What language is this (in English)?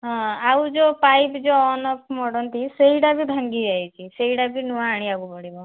Odia